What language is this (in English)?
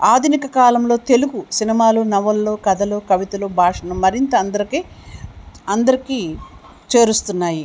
Telugu